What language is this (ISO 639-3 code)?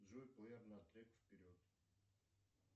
rus